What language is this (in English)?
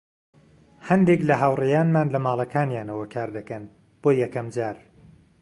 Central Kurdish